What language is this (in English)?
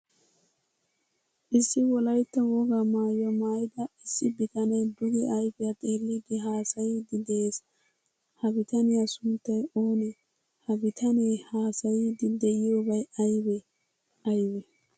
Wolaytta